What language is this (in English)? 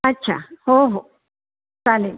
Marathi